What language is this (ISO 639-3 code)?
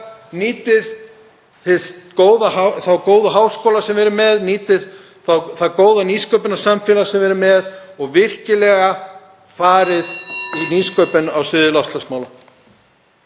isl